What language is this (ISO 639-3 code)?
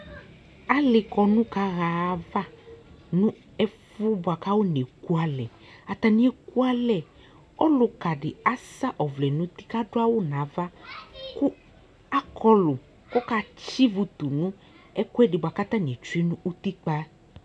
kpo